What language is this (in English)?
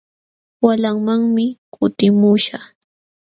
Jauja Wanca Quechua